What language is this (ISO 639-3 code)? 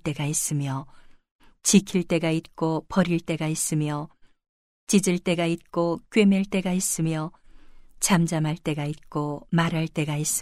kor